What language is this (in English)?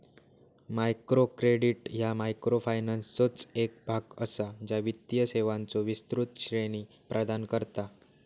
Marathi